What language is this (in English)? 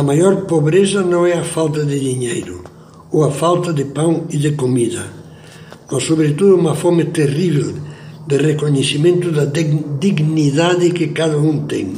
Portuguese